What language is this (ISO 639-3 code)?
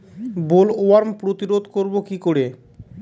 ben